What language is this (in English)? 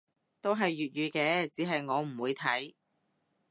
Cantonese